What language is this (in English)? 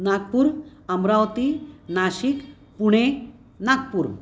Sanskrit